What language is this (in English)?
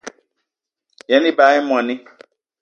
Eton (Cameroon)